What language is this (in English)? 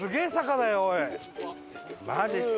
Japanese